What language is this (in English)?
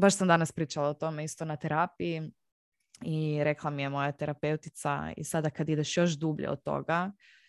Croatian